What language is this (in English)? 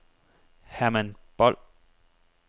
Danish